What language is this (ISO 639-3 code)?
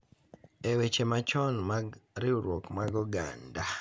luo